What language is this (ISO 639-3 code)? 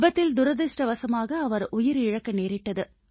tam